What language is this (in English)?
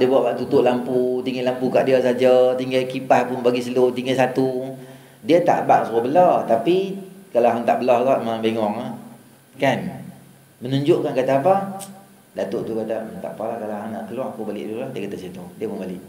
Malay